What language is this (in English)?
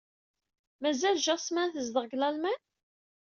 Kabyle